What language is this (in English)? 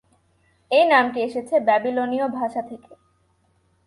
Bangla